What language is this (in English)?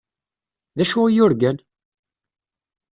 Kabyle